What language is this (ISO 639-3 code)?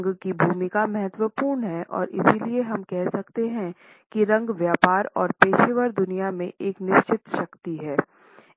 hin